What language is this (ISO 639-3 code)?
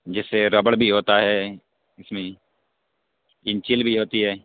urd